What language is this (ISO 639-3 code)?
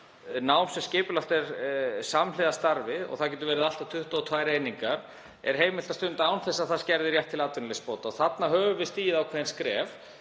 isl